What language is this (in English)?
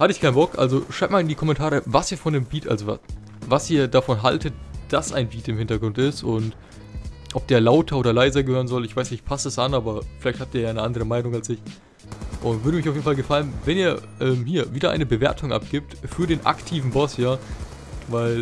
German